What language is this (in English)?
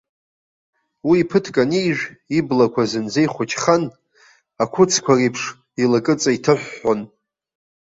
Abkhazian